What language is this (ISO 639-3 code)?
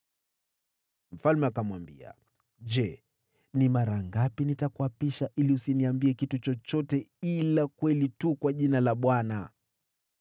swa